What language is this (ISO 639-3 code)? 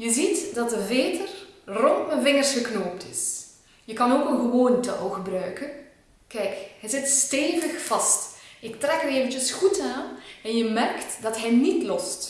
nld